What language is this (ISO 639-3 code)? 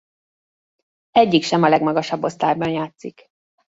hun